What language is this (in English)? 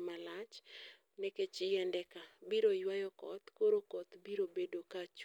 Luo (Kenya and Tanzania)